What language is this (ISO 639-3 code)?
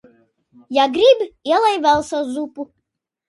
lav